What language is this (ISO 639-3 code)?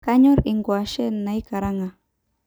mas